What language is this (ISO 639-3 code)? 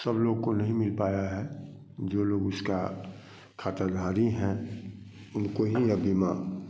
hin